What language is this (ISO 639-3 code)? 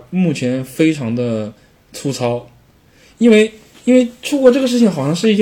zho